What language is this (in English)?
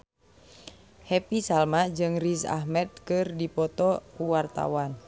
Sundanese